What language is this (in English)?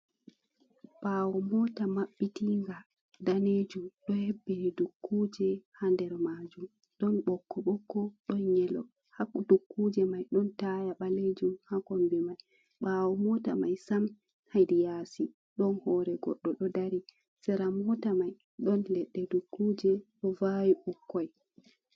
Fula